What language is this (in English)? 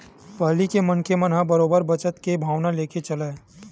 Chhattisgarhi